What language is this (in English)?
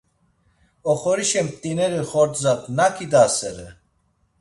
Laz